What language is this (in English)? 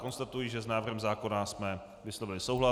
Czech